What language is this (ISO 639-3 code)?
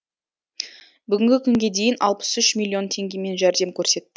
kaz